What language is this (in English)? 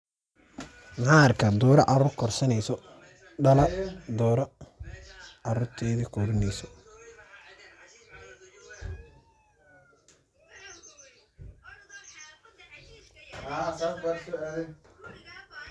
Somali